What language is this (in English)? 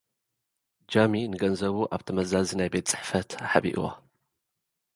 Tigrinya